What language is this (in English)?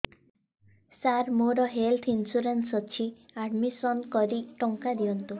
Odia